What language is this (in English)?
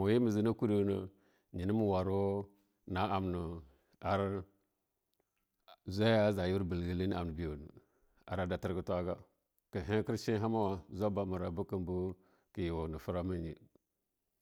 Longuda